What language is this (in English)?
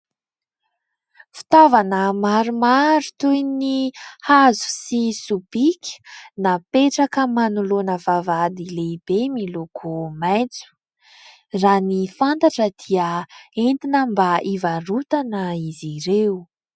Malagasy